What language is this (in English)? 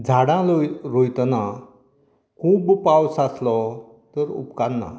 Konkani